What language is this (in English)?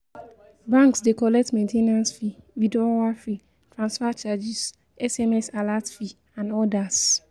Nigerian Pidgin